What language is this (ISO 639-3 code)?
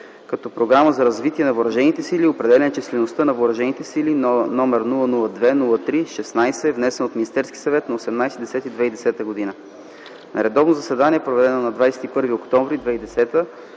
bul